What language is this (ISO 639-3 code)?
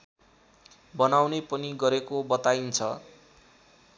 nep